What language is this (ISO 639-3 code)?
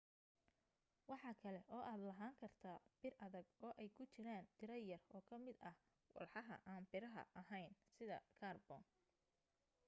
som